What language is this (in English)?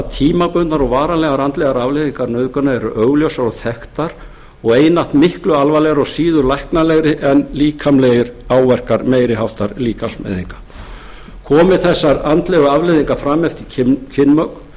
Icelandic